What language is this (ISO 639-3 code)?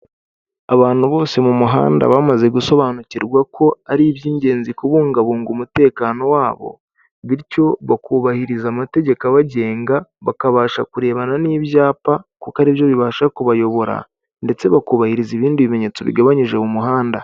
kin